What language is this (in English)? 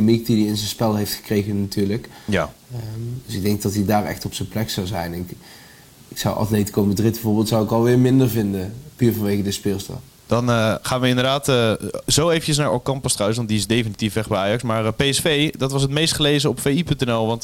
Dutch